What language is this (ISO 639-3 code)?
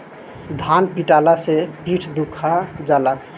bho